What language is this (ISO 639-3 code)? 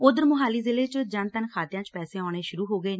pan